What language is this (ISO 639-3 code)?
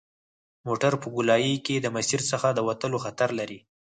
pus